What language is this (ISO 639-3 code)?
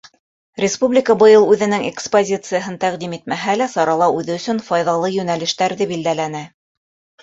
bak